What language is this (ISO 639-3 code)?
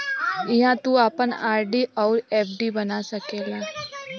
bho